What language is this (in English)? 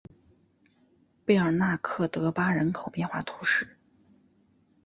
Chinese